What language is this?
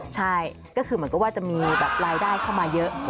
Thai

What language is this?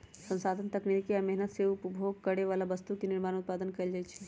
Magahi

